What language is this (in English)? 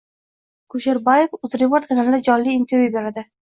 Uzbek